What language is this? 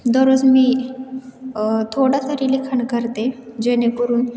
Marathi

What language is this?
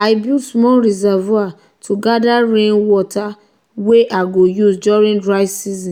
Nigerian Pidgin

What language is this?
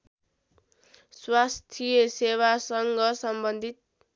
Nepali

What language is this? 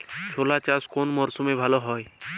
Bangla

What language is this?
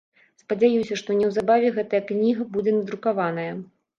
Belarusian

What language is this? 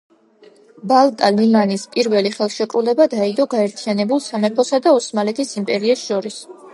Georgian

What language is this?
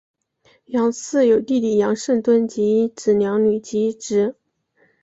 Chinese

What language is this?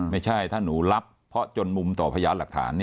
Thai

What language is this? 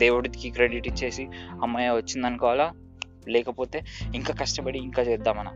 Telugu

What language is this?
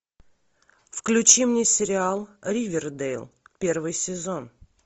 Russian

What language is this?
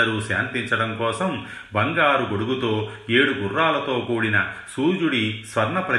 Telugu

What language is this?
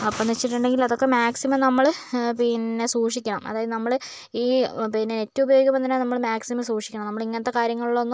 Malayalam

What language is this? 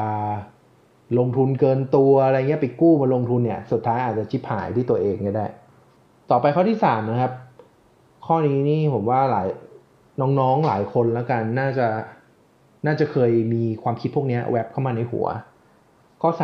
Thai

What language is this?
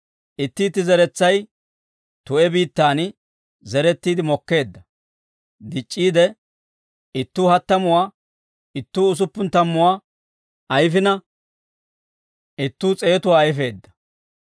Dawro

